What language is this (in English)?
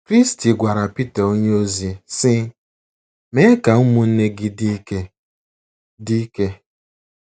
Igbo